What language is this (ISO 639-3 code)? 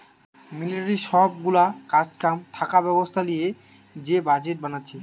ben